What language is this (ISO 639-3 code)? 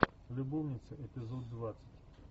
rus